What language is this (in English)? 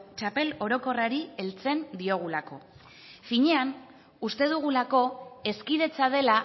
Basque